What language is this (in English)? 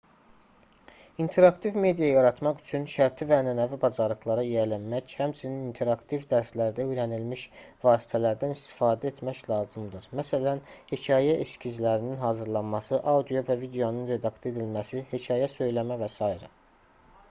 Azerbaijani